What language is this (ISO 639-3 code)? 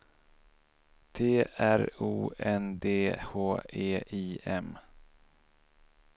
swe